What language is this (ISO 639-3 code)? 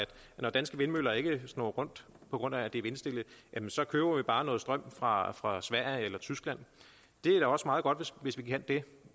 dan